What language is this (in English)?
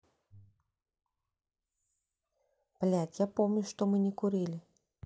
Russian